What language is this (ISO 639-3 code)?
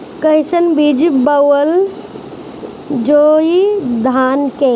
bho